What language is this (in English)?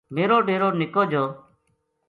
Gujari